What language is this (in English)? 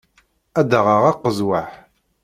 Kabyle